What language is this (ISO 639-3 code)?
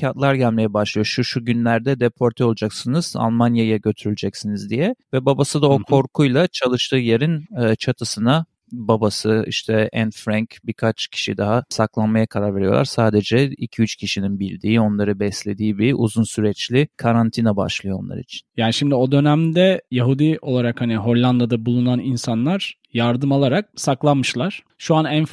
tur